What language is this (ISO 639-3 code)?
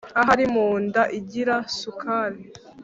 kin